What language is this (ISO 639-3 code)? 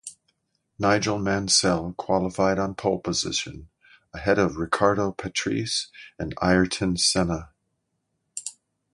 eng